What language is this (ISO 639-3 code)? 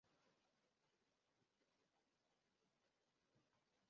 swa